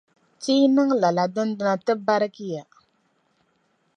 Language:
Dagbani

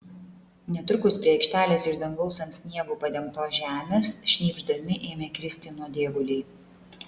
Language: Lithuanian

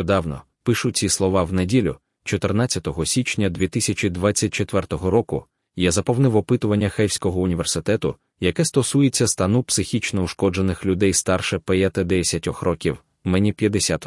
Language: Ukrainian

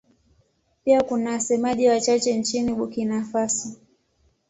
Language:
Swahili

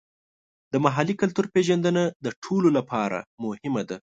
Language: Pashto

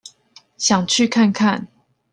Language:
Chinese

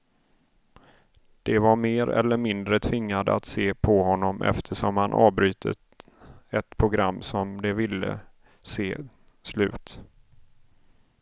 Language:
Swedish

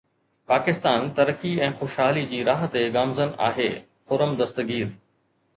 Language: Sindhi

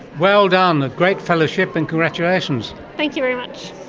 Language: English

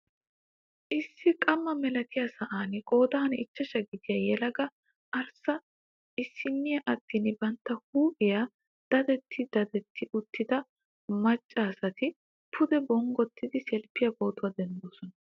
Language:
Wolaytta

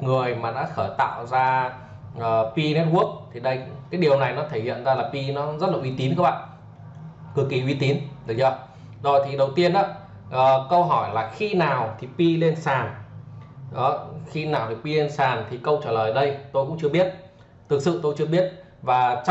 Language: Vietnamese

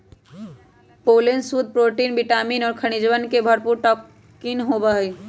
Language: Magahi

